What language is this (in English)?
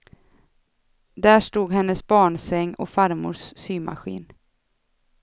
Swedish